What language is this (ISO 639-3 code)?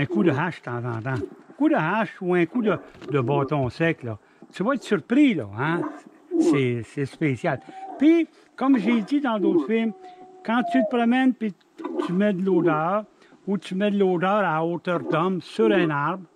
fra